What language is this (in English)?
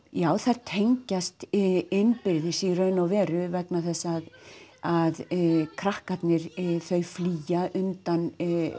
Icelandic